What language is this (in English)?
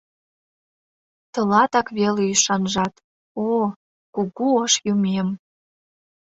Mari